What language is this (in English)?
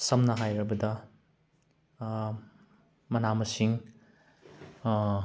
Manipuri